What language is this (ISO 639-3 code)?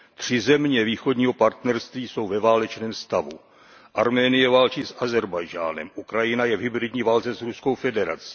ces